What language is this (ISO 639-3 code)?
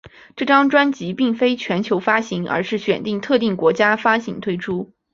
zho